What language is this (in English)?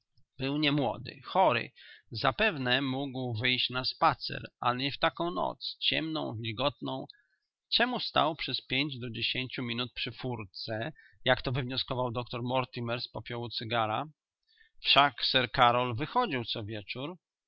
Polish